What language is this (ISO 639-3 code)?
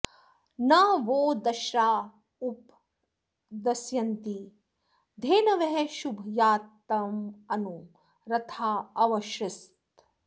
san